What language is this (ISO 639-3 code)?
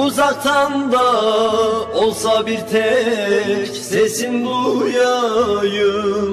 tur